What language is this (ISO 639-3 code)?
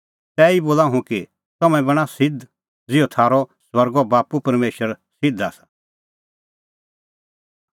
kfx